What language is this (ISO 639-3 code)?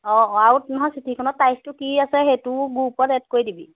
asm